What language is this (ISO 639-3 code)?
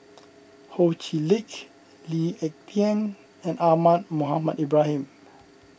eng